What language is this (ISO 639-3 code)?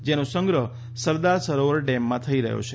guj